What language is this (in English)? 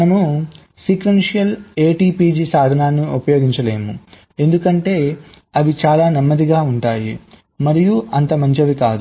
Telugu